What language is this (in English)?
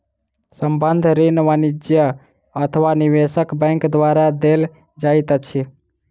Maithili